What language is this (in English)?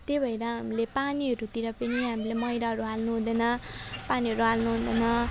Nepali